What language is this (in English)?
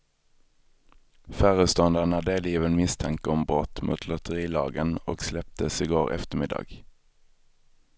Swedish